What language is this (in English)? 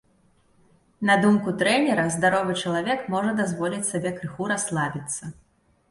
Belarusian